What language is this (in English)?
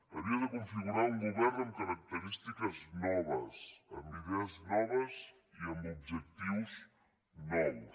Catalan